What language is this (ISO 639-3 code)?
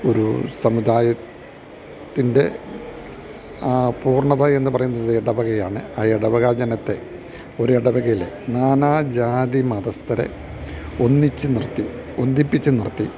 mal